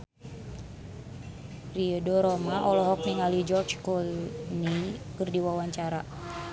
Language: Sundanese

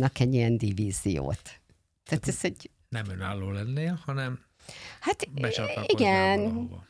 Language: Hungarian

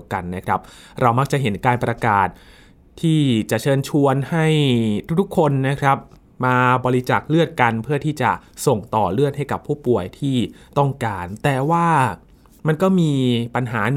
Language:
Thai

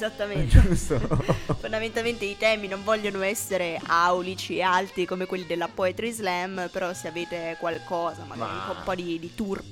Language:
Italian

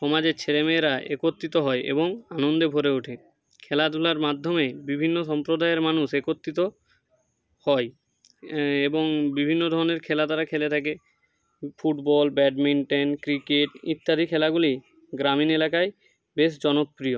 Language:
Bangla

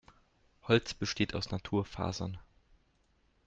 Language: German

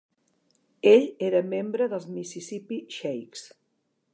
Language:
Catalan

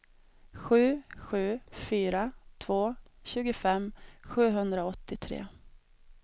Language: Swedish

